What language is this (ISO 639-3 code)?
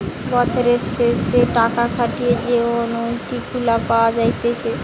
ben